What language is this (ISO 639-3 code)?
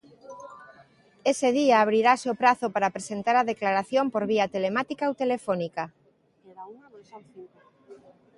glg